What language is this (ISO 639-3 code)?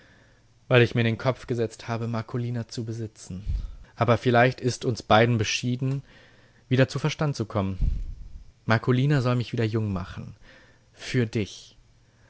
deu